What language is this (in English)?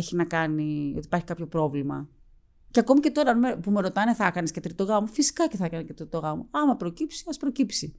Greek